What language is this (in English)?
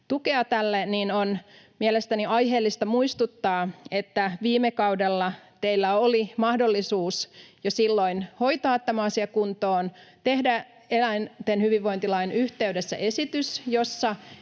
Finnish